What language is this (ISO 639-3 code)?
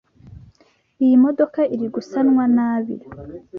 kin